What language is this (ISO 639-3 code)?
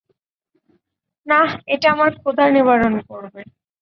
ben